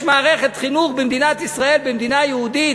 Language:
Hebrew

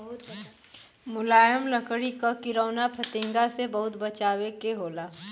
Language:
Bhojpuri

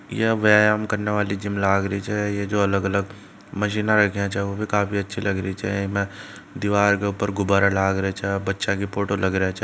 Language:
Marwari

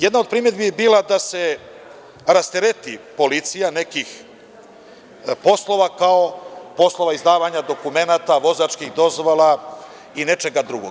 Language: Serbian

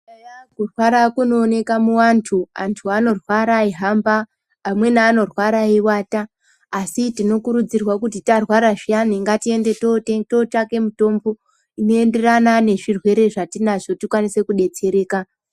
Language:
Ndau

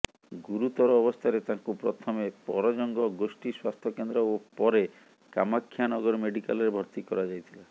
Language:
Odia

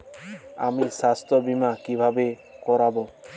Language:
Bangla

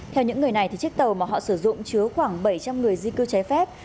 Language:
Vietnamese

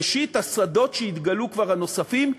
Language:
Hebrew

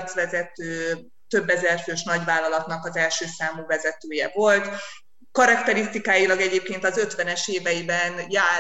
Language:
Hungarian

